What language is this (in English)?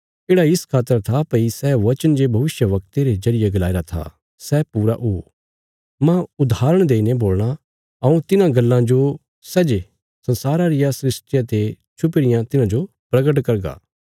Bilaspuri